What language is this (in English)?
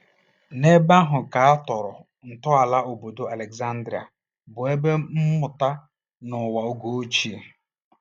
Igbo